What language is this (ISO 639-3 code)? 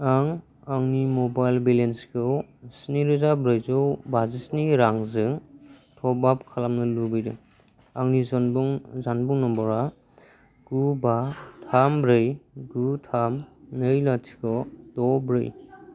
brx